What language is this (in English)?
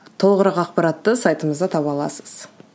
Kazakh